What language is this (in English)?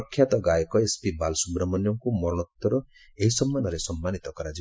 Odia